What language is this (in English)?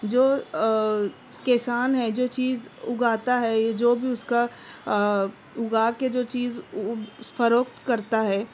Urdu